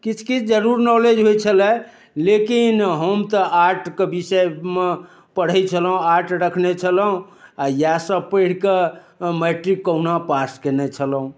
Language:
Maithili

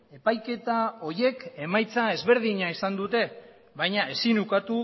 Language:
Basque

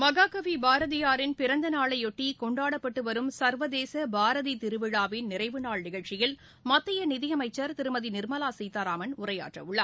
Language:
Tamil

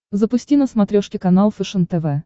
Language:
Russian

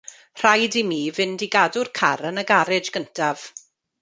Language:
Welsh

